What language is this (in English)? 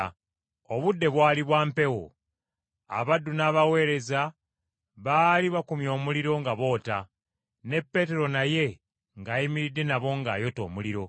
Ganda